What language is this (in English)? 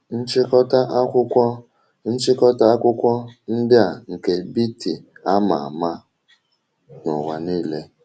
Igbo